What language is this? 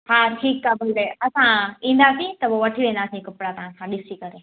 Sindhi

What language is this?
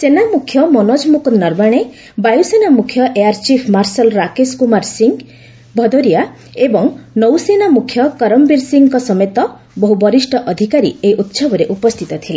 Odia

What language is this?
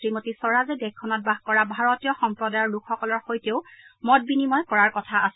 Assamese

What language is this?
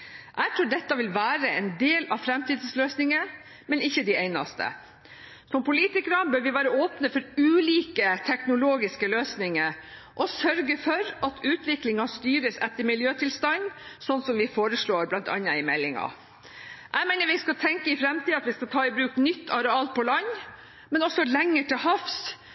Norwegian Bokmål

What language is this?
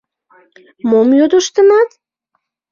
Mari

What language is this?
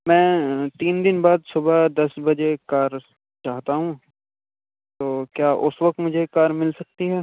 Urdu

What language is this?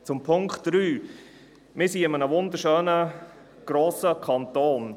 Swiss German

